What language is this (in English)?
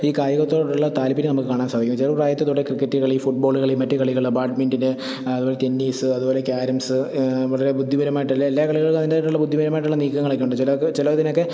Malayalam